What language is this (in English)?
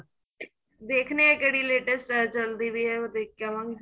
Punjabi